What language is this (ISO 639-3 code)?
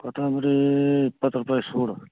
kan